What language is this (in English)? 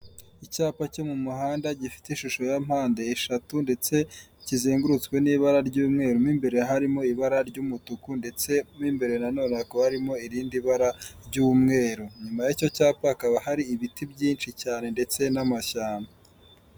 Kinyarwanda